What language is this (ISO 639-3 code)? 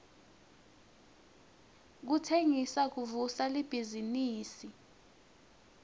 ssw